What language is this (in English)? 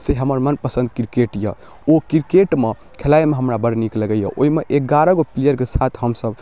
Maithili